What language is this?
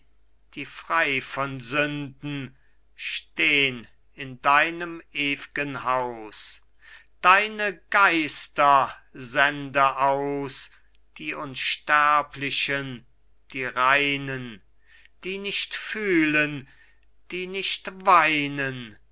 German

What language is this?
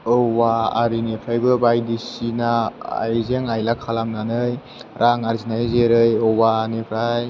Bodo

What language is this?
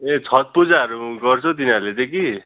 Nepali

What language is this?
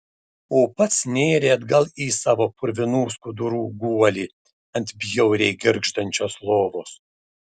Lithuanian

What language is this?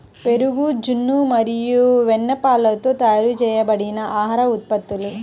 Telugu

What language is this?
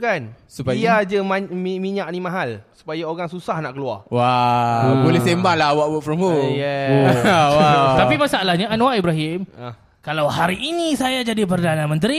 Malay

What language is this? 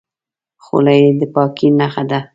Pashto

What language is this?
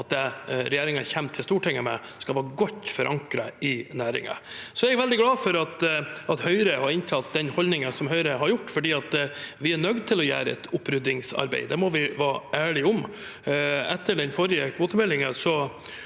Norwegian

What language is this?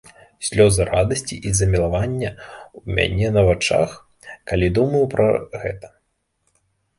Belarusian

